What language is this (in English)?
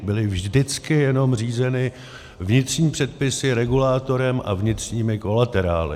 Czech